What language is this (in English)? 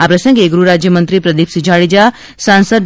Gujarati